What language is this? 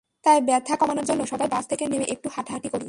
Bangla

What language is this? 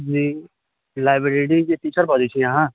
Maithili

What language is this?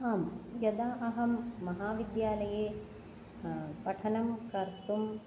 Sanskrit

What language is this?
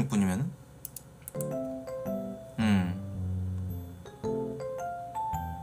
Korean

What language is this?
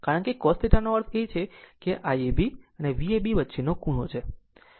Gujarati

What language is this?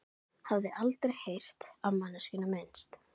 Icelandic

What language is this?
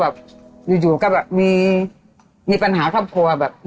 Thai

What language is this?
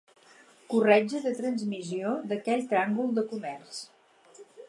Catalan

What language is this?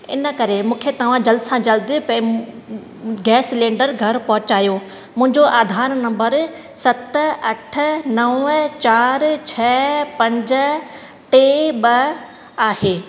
Sindhi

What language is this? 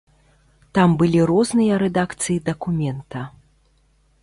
Belarusian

